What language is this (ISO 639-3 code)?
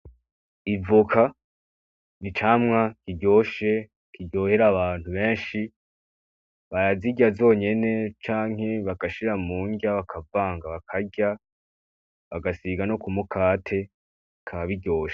run